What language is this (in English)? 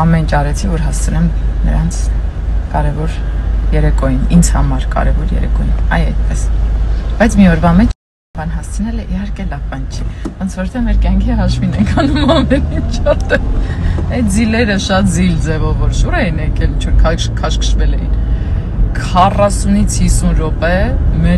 Romanian